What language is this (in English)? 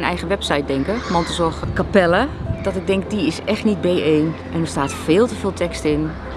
Dutch